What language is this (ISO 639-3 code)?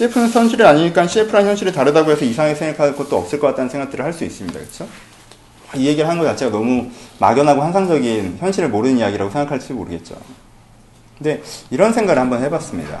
kor